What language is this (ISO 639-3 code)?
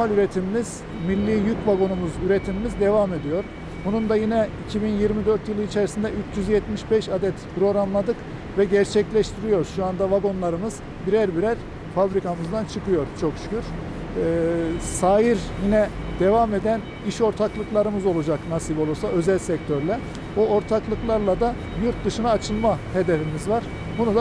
tur